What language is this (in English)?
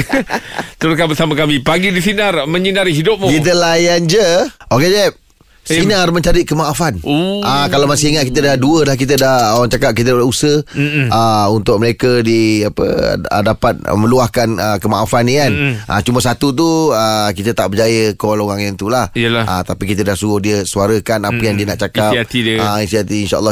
Malay